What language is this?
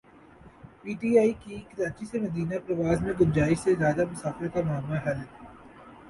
Urdu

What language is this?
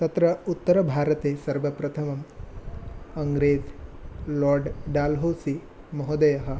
Sanskrit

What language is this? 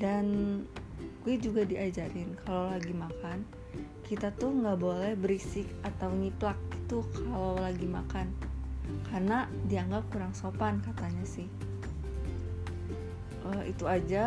Indonesian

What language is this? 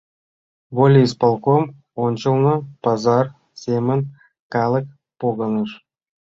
Mari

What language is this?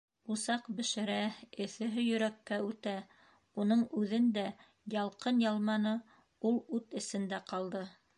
Bashkir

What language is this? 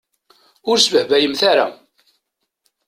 Kabyle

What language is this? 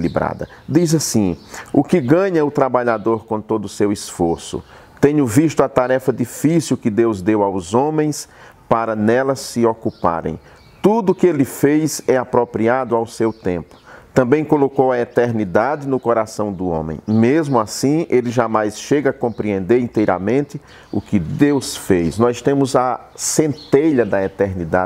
Portuguese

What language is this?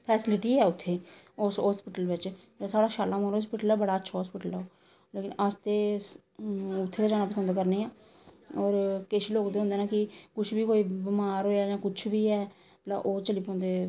Dogri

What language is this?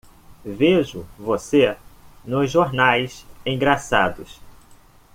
Portuguese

